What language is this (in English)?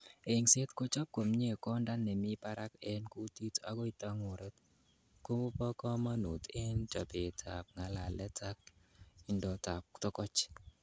Kalenjin